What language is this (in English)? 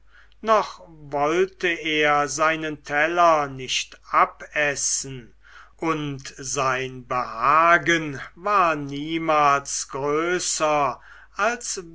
German